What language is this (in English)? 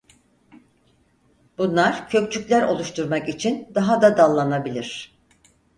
Turkish